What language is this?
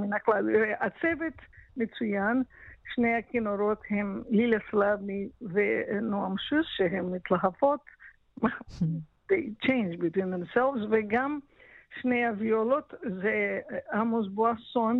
Hebrew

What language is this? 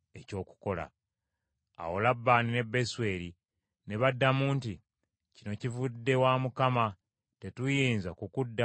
Ganda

